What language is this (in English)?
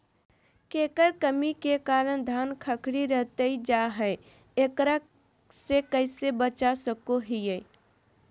Magahi